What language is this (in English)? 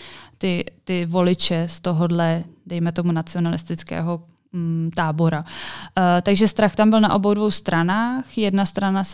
Czech